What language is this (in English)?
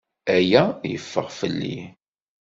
Kabyle